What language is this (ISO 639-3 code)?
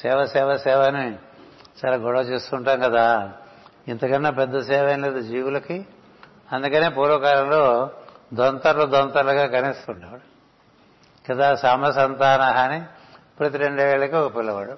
tel